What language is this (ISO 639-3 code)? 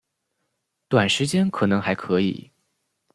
zho